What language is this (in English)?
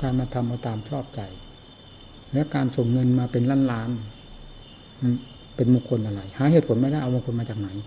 Thai